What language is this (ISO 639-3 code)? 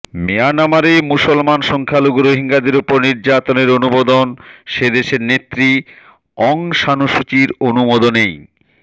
ben